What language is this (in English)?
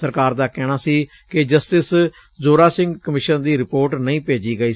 Punjabi